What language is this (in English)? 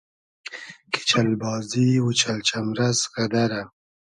Hazaragi